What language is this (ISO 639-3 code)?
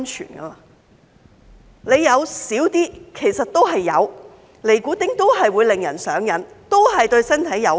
yue